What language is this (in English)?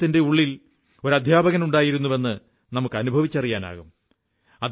Malayalam